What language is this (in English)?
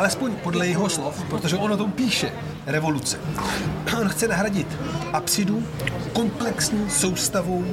Czech